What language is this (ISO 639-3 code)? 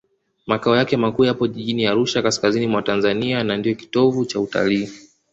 swa